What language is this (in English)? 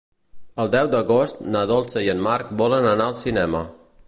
Catalan